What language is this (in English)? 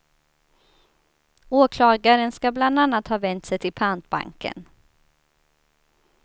Swedish